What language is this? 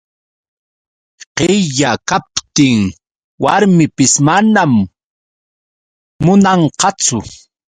Yauyos Quechua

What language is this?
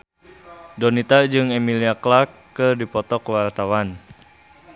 Sundanese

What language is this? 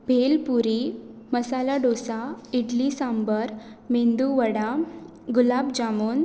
Konkani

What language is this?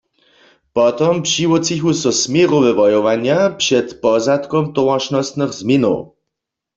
Upper Sorbian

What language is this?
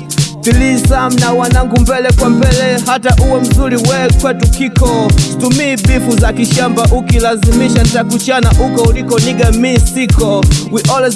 German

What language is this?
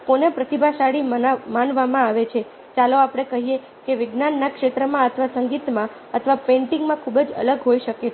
Gujarati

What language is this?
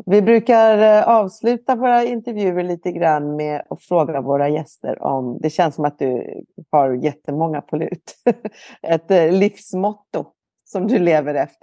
Swedish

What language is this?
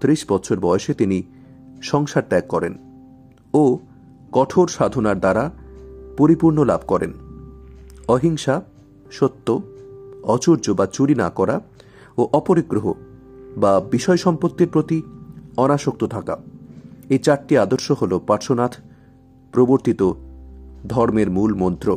Bangla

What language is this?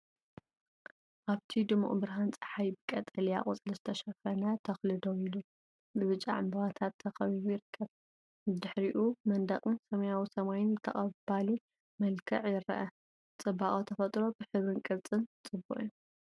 Tigrinya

